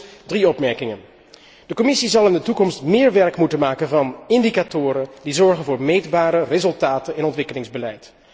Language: Dutch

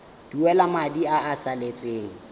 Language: Tswana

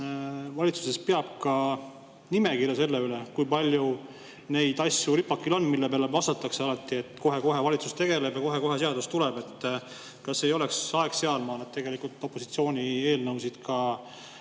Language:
Estonian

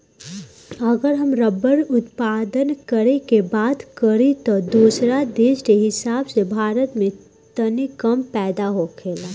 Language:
Bhojpuri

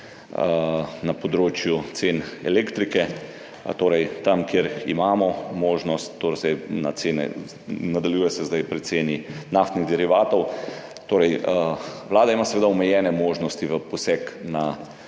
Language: Slovenian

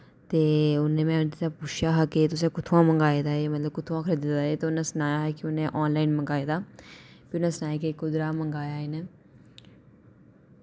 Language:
Dogri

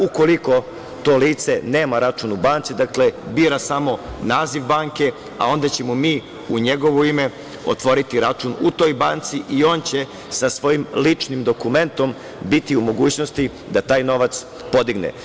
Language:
Serbian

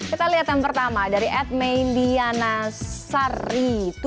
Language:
Indonesian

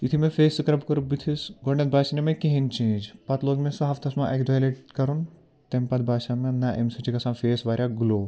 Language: Kashmiri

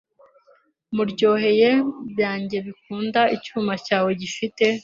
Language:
Kinyarwanda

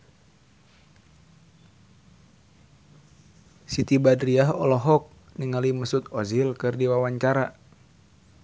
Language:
Sundanese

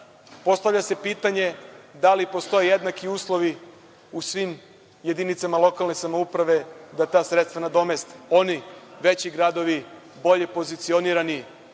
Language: Serbian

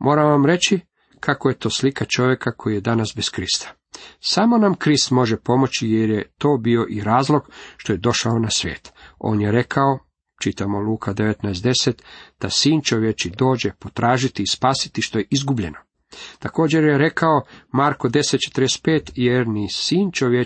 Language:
Croatian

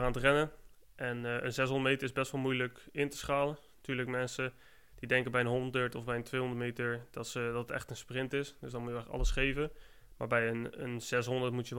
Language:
Dutch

